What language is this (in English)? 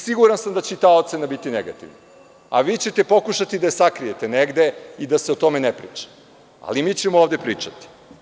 Serbian